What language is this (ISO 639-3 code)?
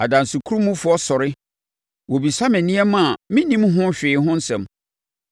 aka